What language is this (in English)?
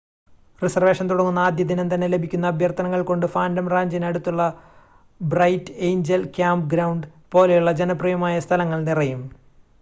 Malayalam